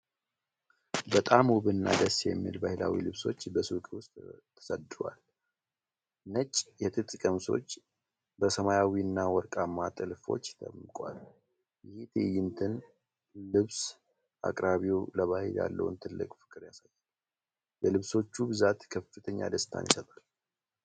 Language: Amharic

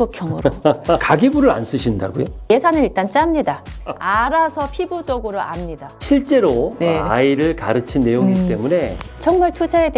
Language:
Korean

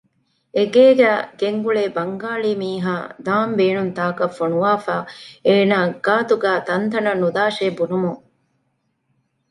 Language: Divehi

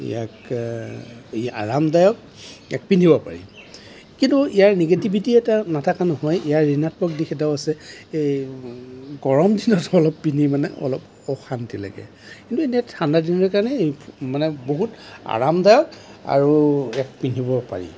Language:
Assamese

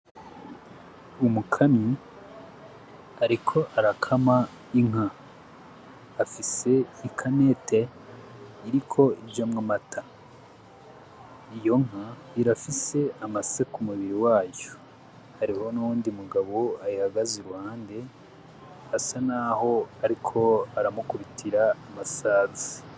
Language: Rundi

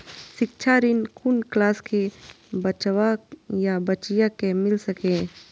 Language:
Maithili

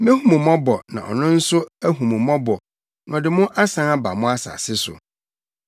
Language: Akan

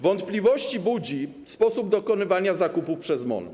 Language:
Polish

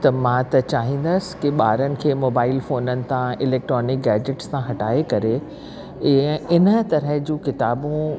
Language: Sindhi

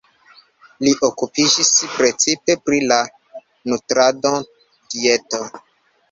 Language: Esperanto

